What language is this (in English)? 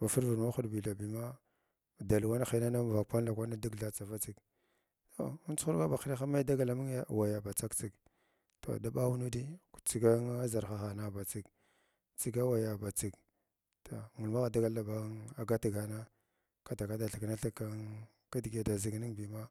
Glavda